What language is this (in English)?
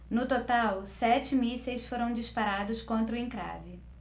Portuguese